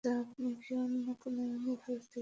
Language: Bangla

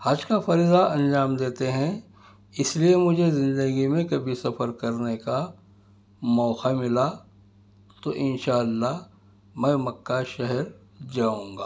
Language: Urdu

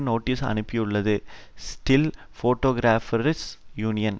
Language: Tamil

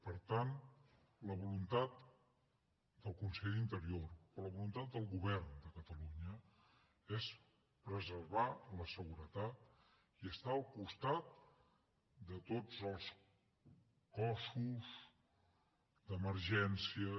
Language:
Catalan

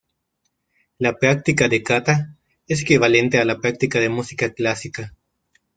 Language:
Spanish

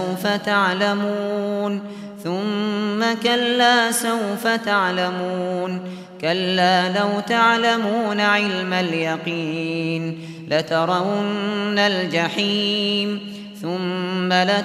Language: Arabic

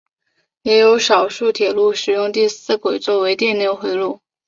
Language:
Chinese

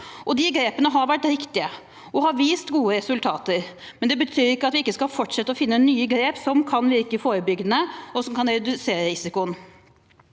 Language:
Norwegian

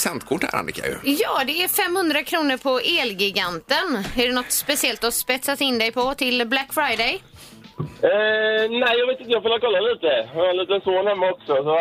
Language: Swedish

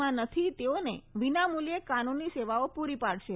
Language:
Gujarati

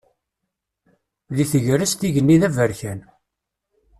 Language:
Kabyle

